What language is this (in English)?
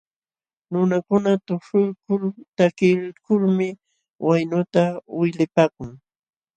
Jauja Wanca Quechua